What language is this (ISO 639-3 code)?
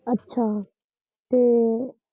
pan